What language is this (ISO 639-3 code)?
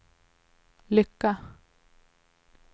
swe